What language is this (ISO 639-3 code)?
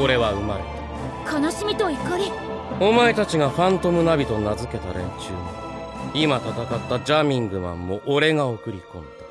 jpn